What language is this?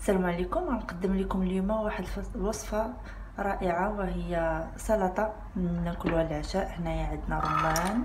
Arabic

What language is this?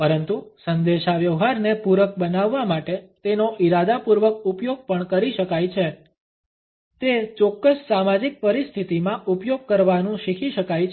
Gujarati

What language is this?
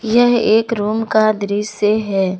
Hindi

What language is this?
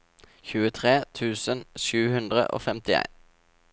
Norwegian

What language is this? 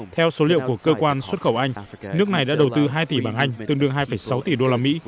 Vietnamese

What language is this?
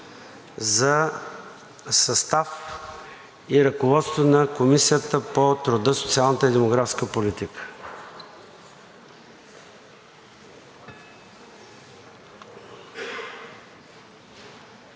Bulgarian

